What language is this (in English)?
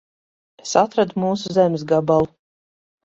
Latvian